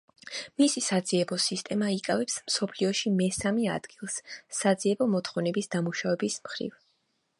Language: Georgian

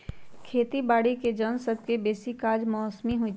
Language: Magahi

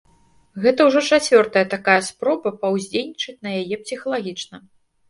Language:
Belarusian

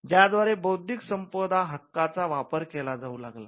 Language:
Marathi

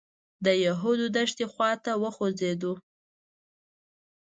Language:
Pashto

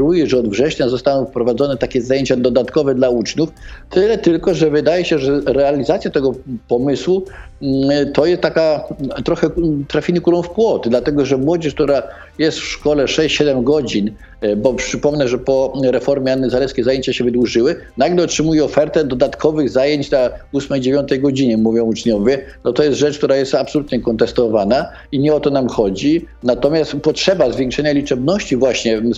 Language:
Polish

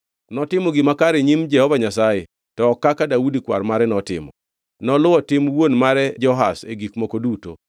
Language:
Luo (Kenya and Tanzania)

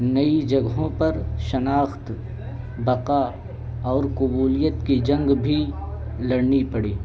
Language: Urdu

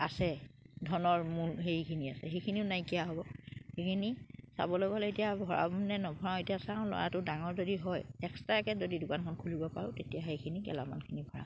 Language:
Assamese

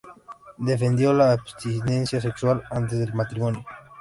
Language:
Spanish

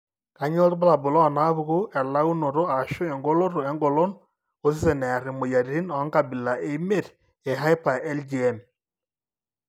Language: Masai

